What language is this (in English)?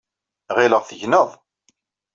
Kabyle